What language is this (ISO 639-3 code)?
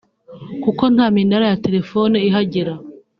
kin